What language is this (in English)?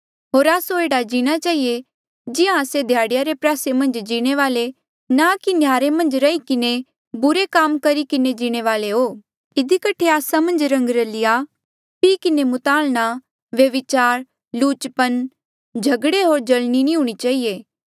Mandeali